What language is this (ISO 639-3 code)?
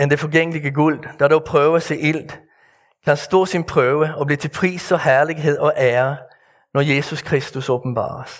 dan